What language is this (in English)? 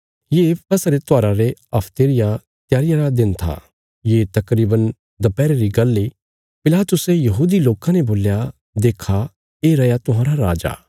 Bilaspuri